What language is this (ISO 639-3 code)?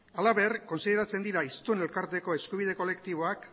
eus